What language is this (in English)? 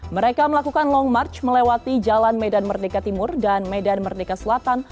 Indonesian